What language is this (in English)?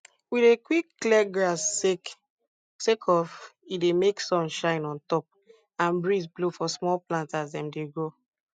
Nigerian Pidgin